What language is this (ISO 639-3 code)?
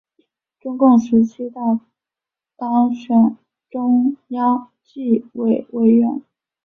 zho